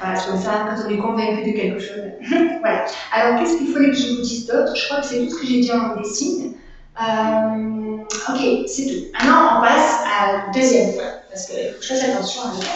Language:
French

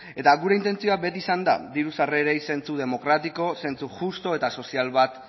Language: Basque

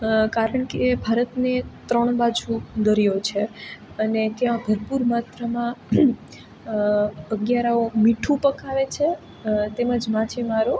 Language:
Gujarati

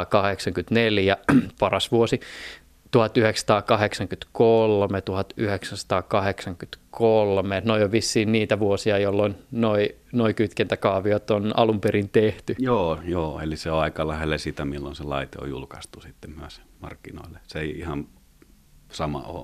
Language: Finnish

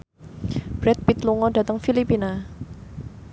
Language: Javanese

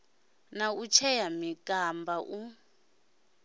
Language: Venda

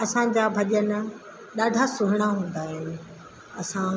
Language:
Sindhi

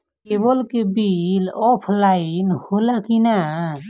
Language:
Bhojpuri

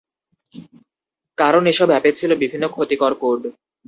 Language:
Bangla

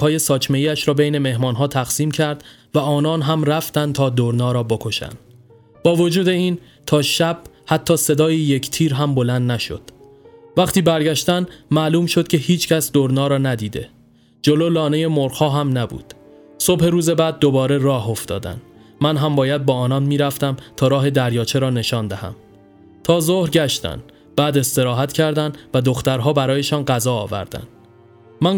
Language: Persian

